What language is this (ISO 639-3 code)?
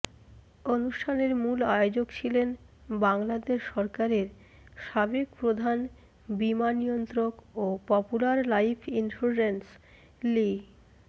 ben